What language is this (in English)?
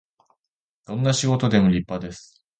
Japanese